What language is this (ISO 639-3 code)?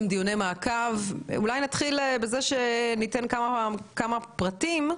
heb